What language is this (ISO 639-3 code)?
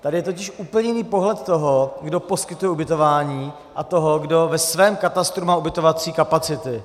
ces